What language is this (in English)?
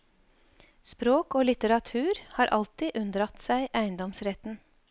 Norwegian